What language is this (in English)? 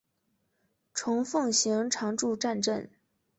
Chinese